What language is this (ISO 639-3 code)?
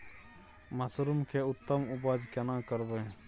mai